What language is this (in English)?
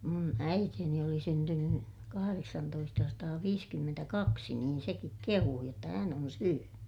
Finnish